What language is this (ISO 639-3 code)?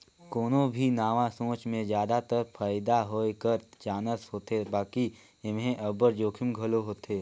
hne